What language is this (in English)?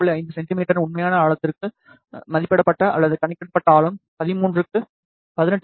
Tamil